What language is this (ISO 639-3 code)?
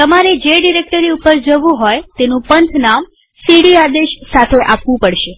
guj